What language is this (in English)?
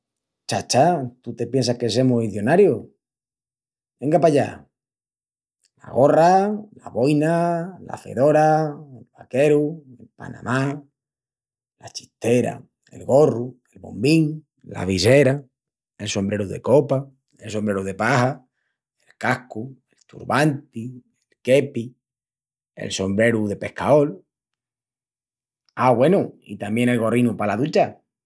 Extremaduran